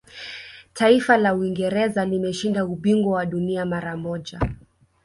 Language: Swahili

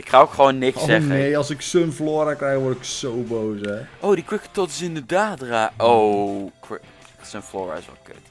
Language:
Dutch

